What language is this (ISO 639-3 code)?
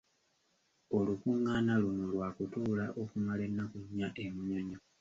lug